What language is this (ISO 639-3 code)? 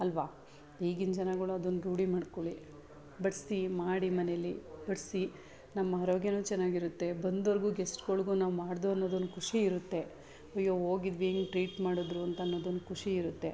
kan